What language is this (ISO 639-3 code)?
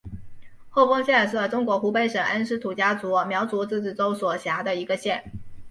zho